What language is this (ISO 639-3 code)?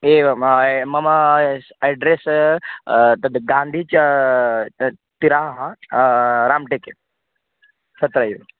san